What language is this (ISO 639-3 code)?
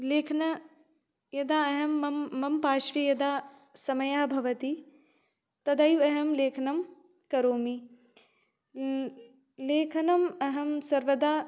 san